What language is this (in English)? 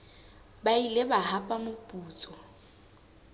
Southern Sotho